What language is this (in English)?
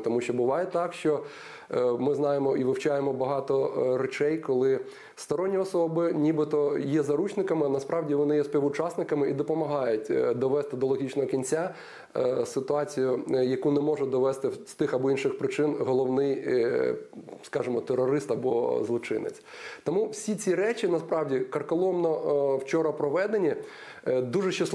Ukrainian